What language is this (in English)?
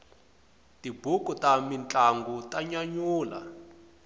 Tsonga